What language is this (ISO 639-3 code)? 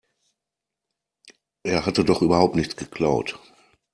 deu